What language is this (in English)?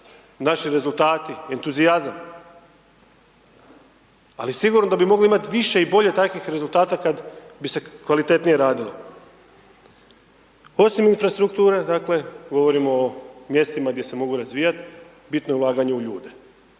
Croatian